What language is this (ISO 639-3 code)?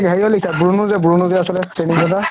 asm